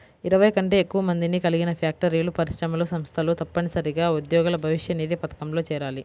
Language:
Telugu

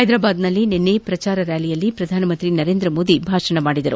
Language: Kannada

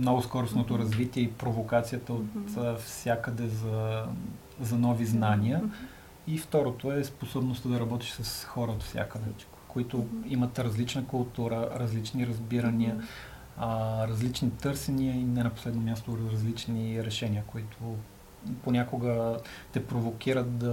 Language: Bulgarian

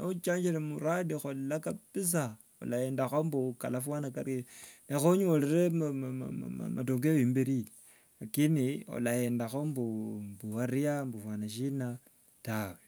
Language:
Wanga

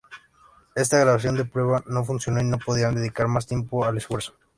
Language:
Spanish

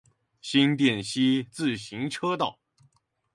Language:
Chinese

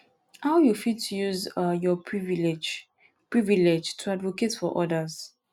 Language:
Nigerian Pidgin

